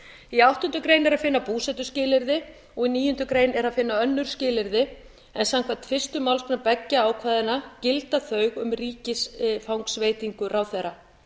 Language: Icelandic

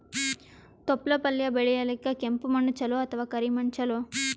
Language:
Kannada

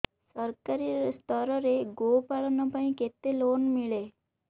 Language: Odia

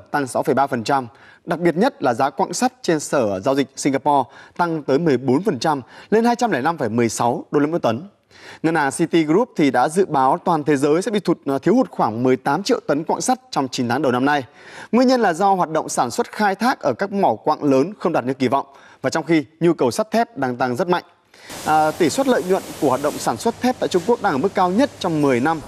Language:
Vietnamese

